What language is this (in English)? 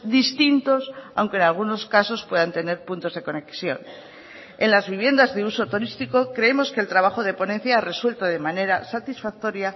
Spanish